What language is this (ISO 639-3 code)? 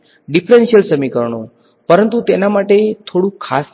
guj